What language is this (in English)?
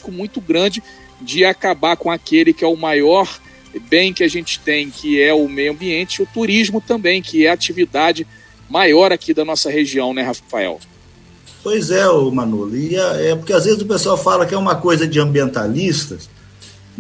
Portuguese